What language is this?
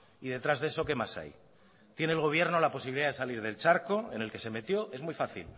Spanish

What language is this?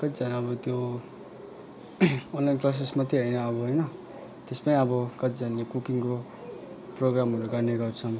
Nepali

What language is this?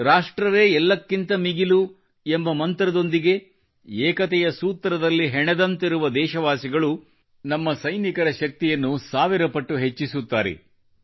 Kannada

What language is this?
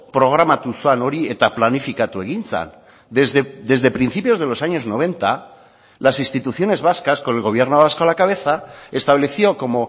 Spanish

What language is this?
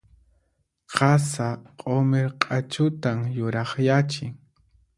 Puno Quechua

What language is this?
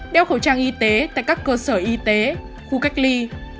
Vietnamese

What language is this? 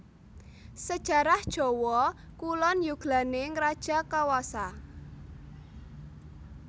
Javanese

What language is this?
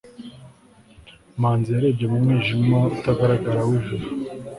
Kinyarwanda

